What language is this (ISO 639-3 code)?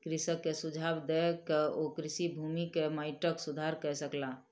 mai